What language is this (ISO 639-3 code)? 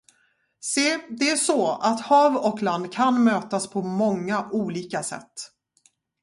swe